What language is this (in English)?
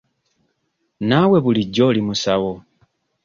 Ganda